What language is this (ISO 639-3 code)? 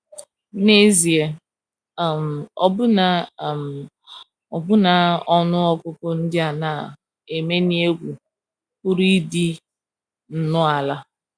ibo